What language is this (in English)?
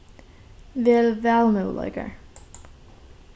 Faroese